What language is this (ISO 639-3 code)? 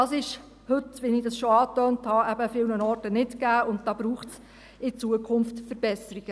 gsw